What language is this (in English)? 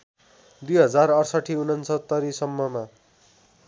Nepali